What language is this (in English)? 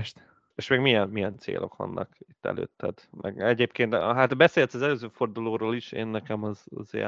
Hungarian